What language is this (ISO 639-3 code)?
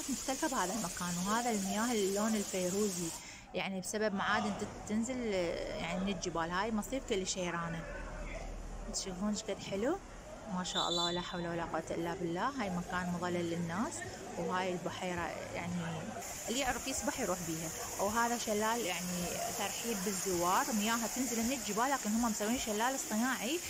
ara